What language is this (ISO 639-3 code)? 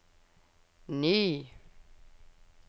nor